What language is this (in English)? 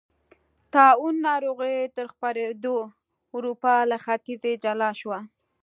Pashto